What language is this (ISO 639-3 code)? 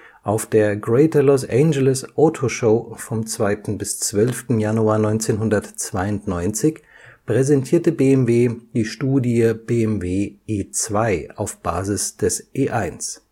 deu